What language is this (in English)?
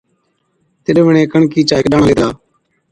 Od